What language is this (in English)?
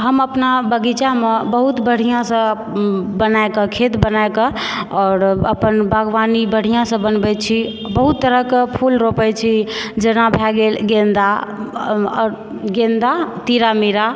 Maithili